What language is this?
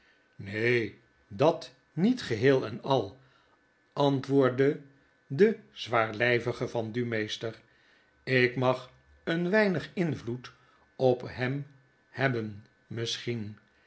Dutch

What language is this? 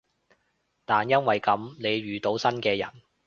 Cantonese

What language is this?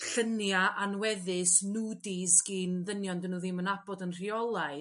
Welsh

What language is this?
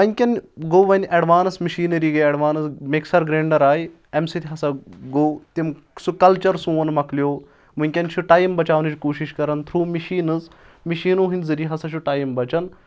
Kashmiri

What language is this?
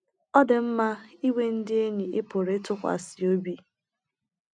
Igbo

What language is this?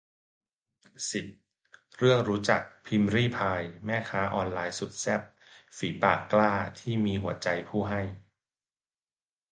Thai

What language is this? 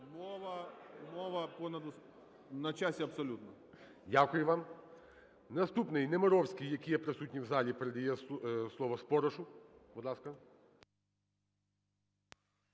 Ukrainian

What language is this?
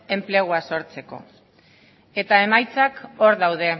Basque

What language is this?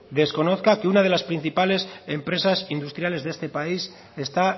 Spanish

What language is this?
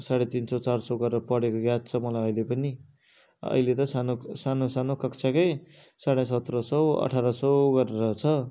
Nepali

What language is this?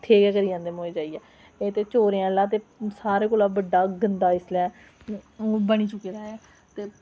Dogri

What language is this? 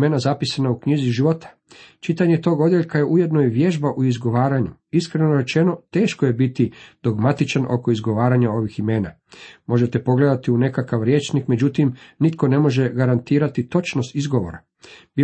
Croatian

